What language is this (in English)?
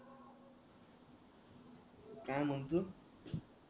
Marathi